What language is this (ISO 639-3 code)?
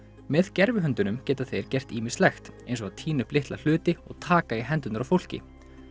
isl